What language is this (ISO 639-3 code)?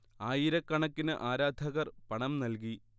mal